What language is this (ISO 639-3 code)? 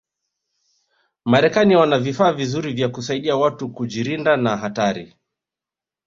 swa